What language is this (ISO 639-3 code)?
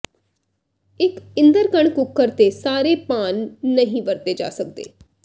pan